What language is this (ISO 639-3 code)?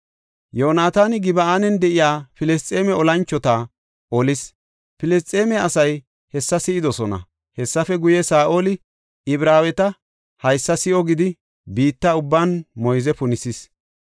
gof